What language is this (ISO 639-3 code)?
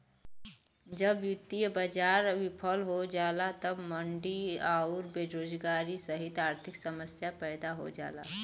bho